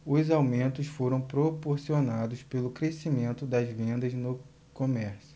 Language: Portuguese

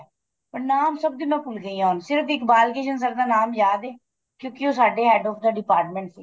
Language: Punjabi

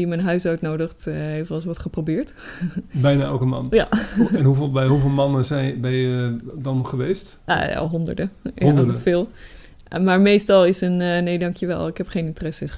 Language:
Dutch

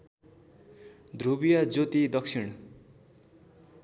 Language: Nepali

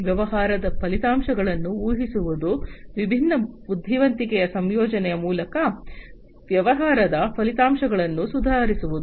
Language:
Kannada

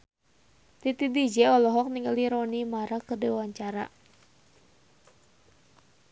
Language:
Sundanese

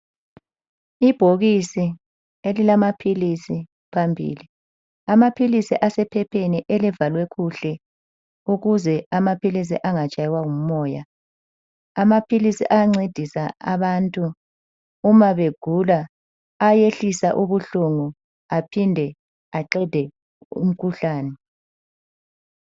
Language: North Ndebele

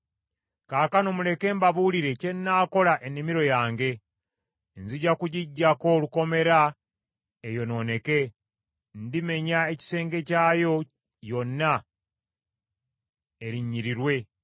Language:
Ganda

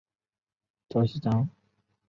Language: Chinese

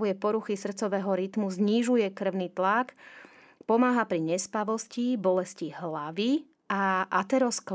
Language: Slovak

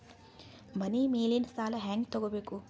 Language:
Kannada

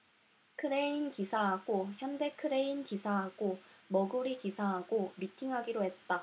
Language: Korean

